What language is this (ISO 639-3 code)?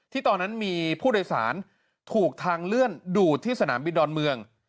tha